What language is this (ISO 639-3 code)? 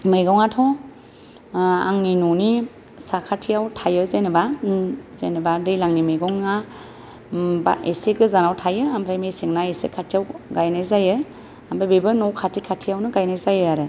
brx